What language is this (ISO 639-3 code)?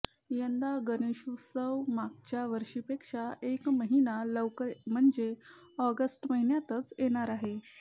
mar